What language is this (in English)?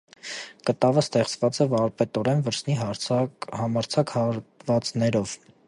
Armenian